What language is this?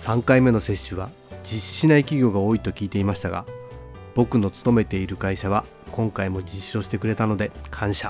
Japanese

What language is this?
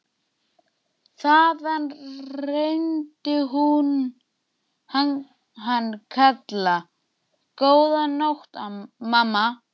Icelandic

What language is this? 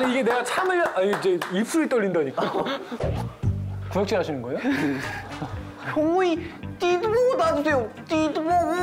Korean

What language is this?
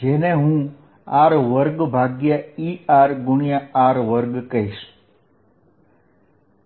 Gujarati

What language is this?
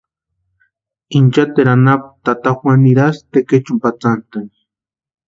Western Highland Purepecha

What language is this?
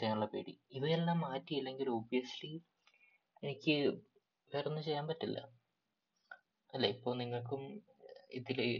Malayalam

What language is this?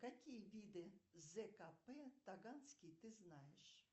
Russian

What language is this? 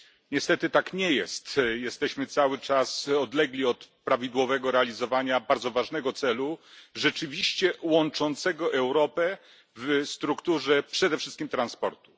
Polish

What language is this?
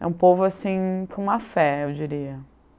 Portuguese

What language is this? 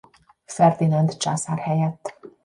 Hungarian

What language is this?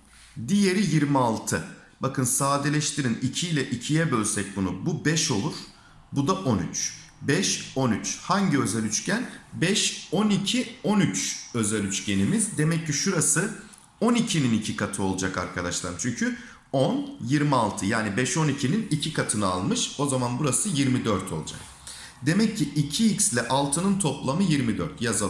Turkish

